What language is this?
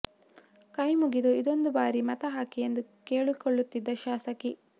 Kannada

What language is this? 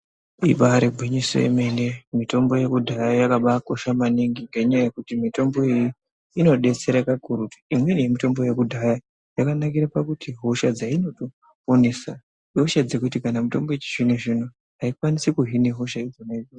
Ndau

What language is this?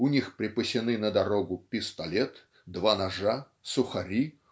Russian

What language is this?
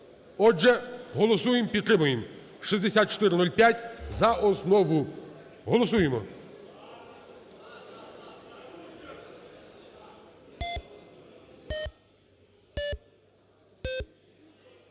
Ukrainian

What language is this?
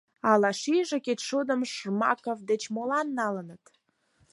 Mari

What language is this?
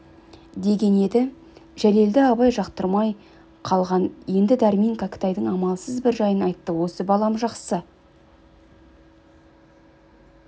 Kazakh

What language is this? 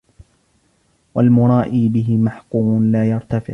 Arabic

